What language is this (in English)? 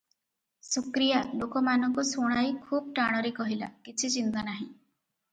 Odia